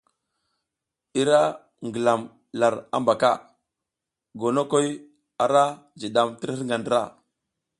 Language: South Giziga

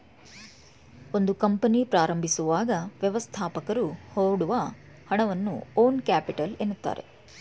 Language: Kannada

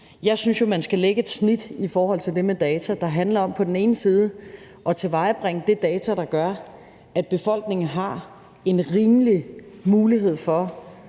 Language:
Danish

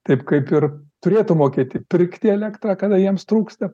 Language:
Lithuanian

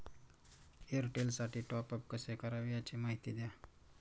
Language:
Marathi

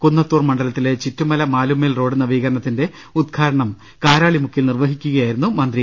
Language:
Malayalam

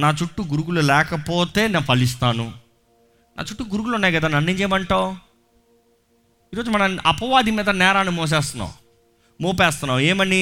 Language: Telugu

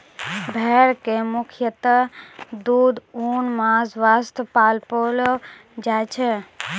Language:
Maithili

